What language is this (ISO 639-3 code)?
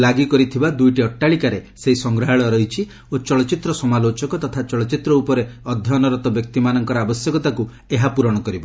ori